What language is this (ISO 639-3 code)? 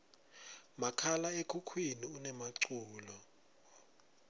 ssw